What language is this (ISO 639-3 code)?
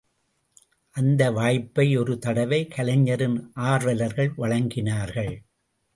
tam